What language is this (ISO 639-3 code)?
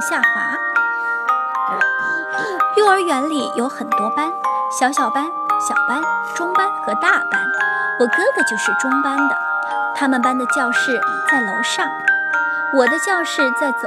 zho